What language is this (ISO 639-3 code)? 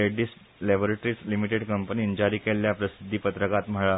kok